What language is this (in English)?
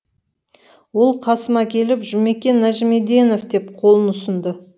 Kazakh